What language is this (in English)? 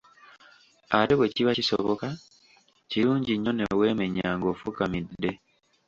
Ganda